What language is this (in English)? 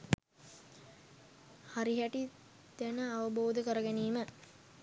Sinhala